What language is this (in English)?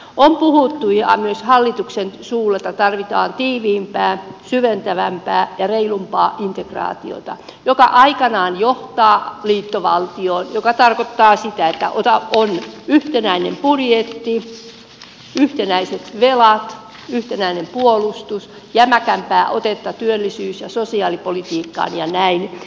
Finnish